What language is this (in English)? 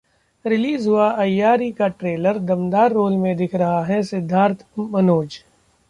Hindi